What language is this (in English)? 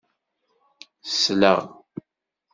Kabyle